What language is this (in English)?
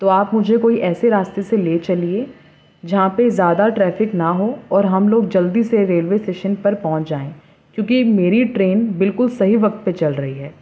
Urdu